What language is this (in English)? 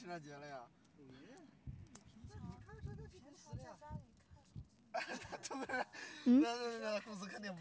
Chinese